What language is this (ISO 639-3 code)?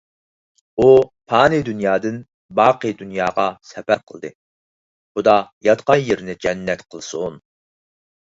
uig